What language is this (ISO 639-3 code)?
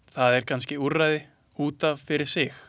isl